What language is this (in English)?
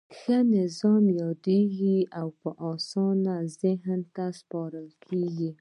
Pashto